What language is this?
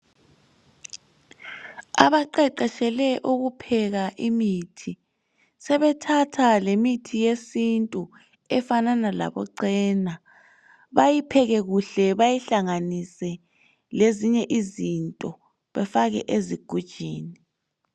North Ndebele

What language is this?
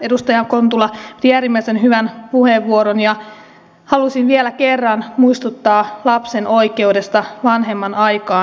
Finnish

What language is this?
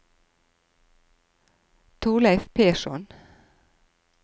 Norwegian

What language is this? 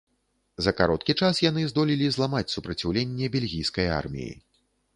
Belarusian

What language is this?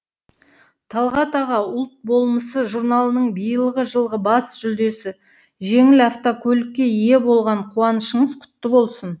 Kazakh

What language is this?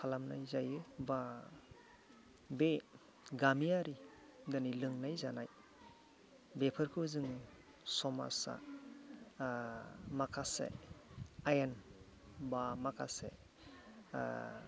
Bodo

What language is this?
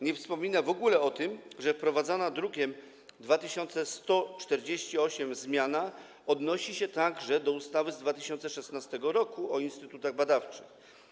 Polish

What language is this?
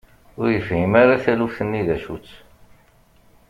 Kabyle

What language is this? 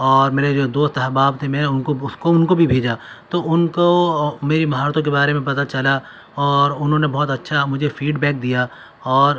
Urdu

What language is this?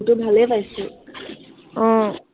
Assamese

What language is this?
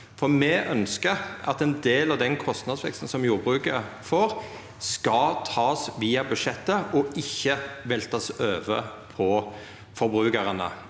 Norwegian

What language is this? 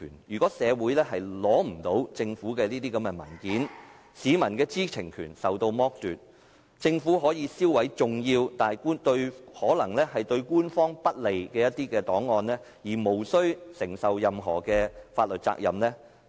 Cantonese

